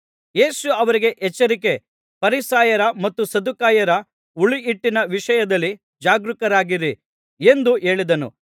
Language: Kannada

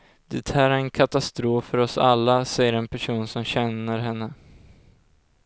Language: Swedish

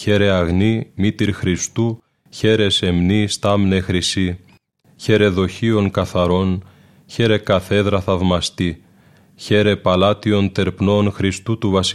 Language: Greek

